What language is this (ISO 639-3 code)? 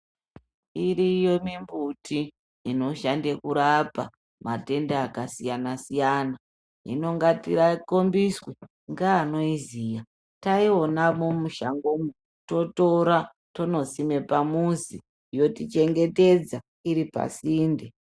ndc